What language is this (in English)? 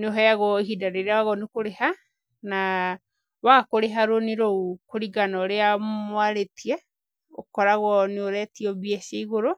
Kikuyu